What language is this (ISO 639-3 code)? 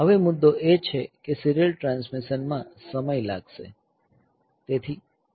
guj